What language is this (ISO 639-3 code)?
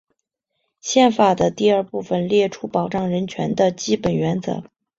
zho